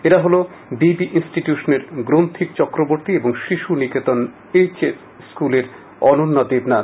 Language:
Bangla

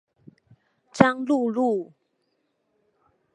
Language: Chinese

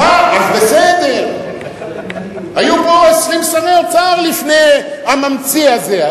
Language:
Hebrew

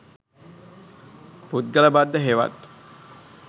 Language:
Sinhala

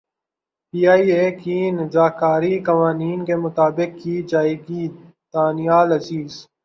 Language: Urdu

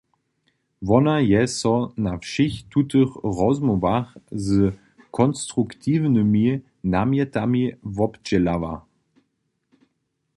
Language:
Upper Sorbian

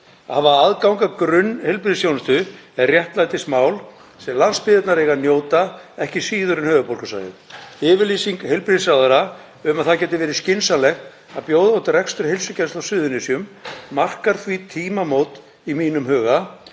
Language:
Icelandic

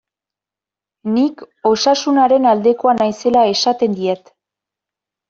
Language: Basque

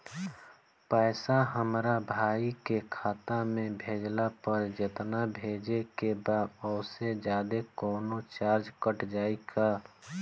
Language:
Bhojpuri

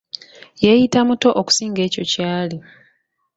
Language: Ganda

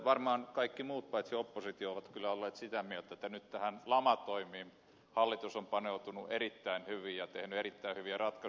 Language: Finnish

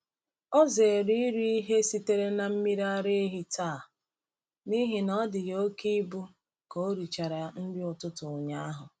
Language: Igbo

